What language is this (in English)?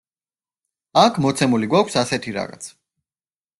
Georgian